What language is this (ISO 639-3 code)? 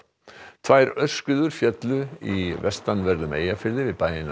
isl